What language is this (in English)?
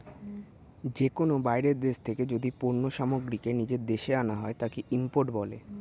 Bangla